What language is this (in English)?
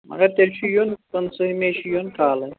Kashmiri